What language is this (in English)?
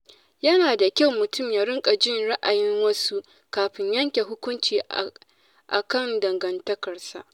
Hausa